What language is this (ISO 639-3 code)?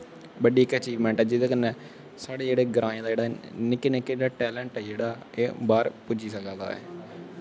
doi